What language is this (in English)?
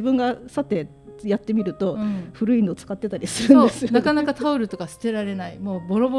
Japanese